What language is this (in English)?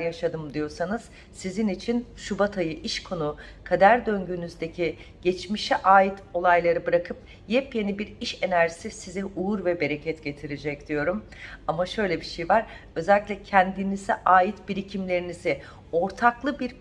Turkish